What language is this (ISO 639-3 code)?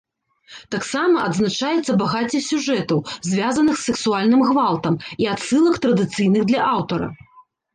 bel